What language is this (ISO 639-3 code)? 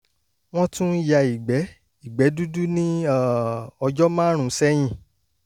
yor